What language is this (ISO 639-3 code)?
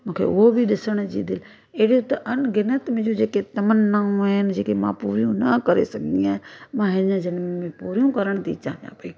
snd